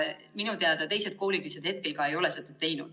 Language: Estonian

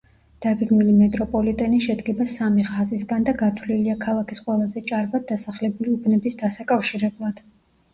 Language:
Georgian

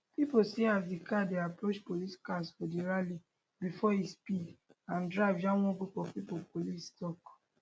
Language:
Nigerian Pidgin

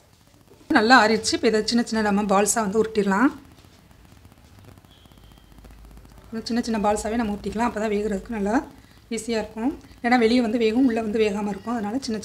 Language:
Tamil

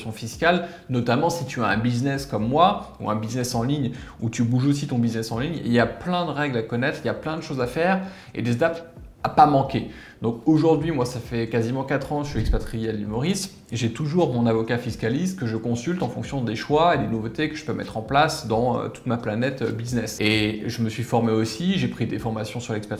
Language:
French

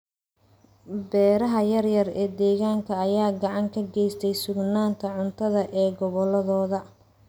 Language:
Somali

